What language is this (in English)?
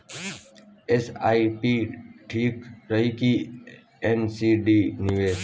Bhojpuri